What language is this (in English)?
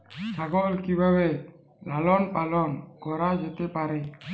Bangla